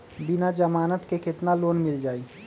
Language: Magahi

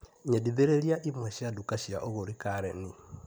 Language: Kikuyu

